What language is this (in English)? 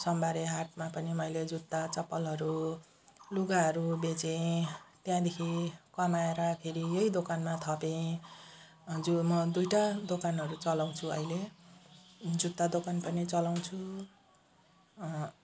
Nepali